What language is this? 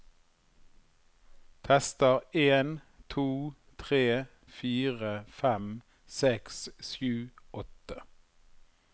Norwegian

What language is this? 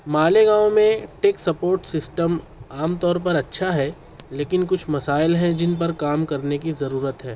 Urdu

